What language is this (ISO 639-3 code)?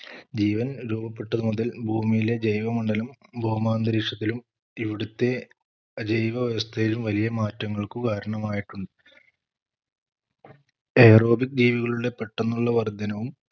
mal